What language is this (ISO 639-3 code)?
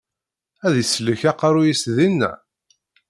kab